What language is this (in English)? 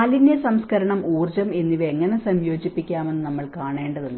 Malayalam